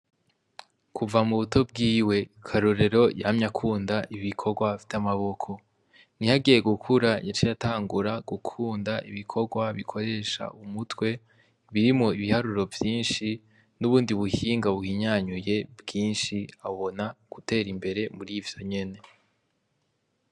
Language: Rundi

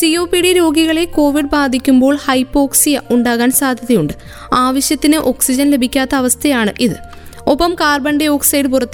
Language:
Malayalam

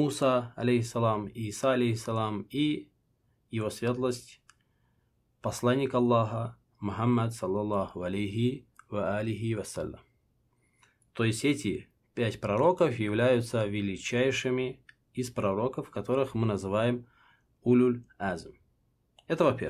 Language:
Russian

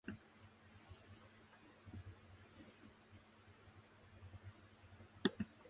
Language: Japanese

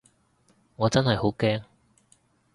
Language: Cantonese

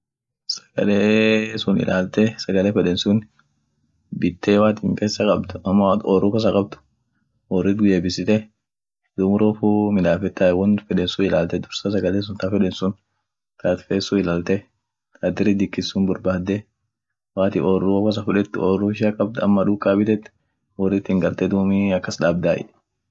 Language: Orma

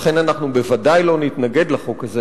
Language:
Hebrew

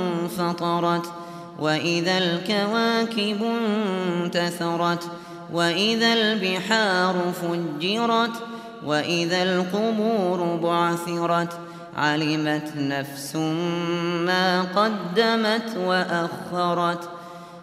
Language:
Arabic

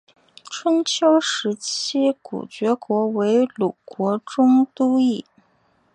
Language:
Chinese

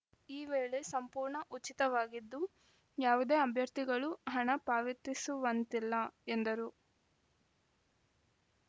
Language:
Kannada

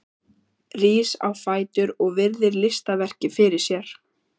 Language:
Icelandic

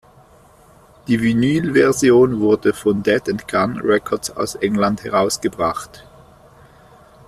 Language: German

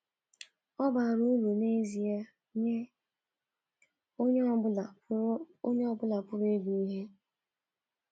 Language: Igbo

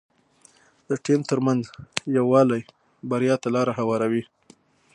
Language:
Pashto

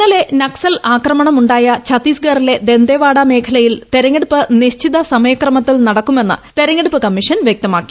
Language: Malayalam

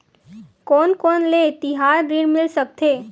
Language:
Chhattisgarhi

